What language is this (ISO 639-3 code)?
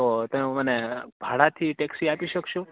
guj